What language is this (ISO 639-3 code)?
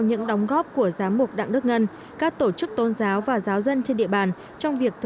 vie